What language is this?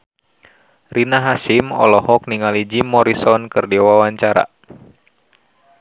Sundanese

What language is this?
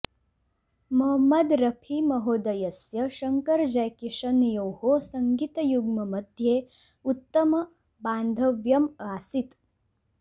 Sanskrit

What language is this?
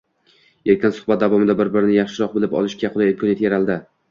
Uzbek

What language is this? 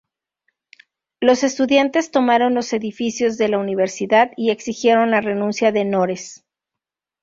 Spanish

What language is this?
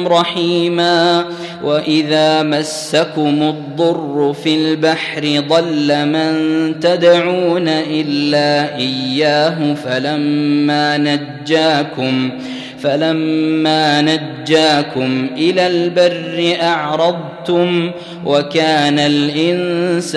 Arabic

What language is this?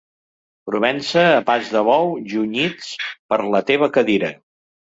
Catalan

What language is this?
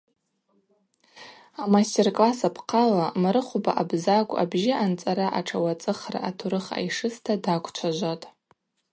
Abaza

